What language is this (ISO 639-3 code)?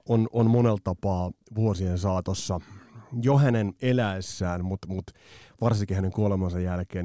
fin